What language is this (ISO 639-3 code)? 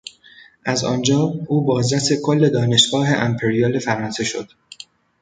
fas